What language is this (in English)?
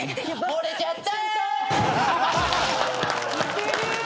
Japanese